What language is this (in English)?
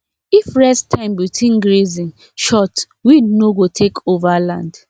Nigerian Pidgin